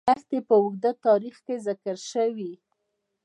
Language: Pashto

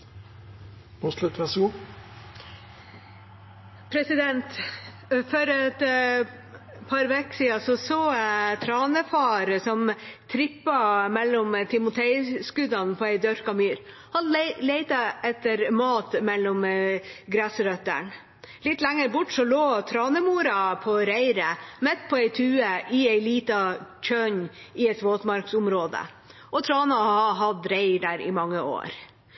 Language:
Norwegian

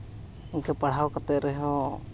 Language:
Santali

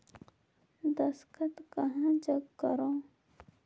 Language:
Chhattisgarhi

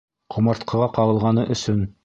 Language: Bashkir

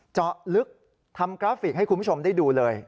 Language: Thai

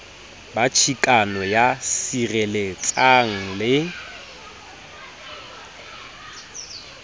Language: Southern Sotho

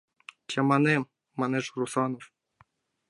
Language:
Mari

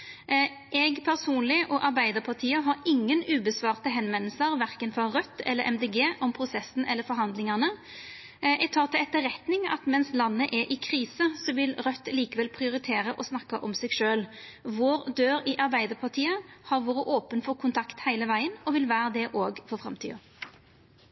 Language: Norwegian Nynorsk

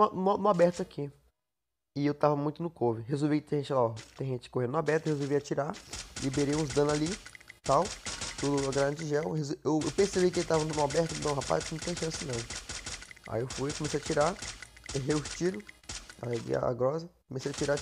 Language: Portuguese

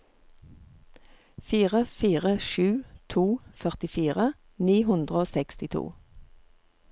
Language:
Norwegian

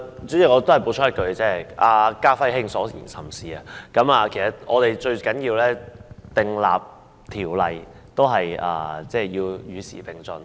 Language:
Cantonese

